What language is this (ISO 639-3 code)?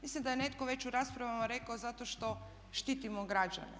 hrv